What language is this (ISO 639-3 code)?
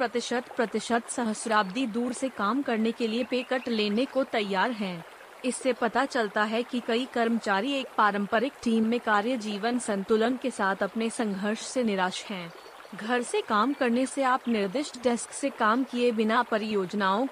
hin